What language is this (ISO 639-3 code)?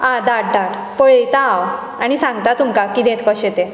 kok